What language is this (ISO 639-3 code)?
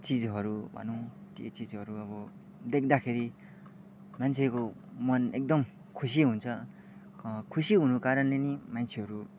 nep